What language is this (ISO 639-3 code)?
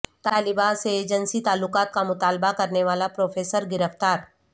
urd